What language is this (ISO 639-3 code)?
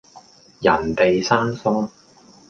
yue